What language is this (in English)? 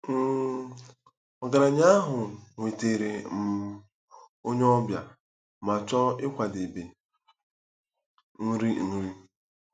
Igbo